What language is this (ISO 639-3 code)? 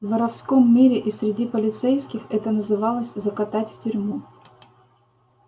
rus